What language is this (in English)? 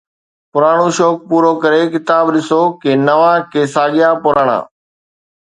Sindhi